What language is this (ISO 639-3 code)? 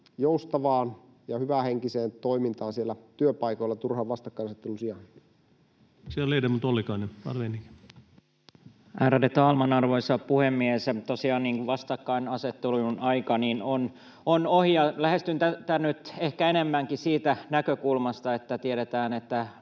fin